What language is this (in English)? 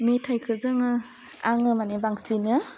Bodo